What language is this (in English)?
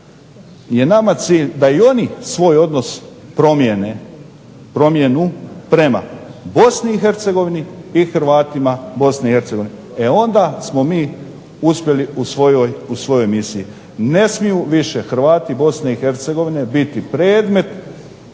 Croatian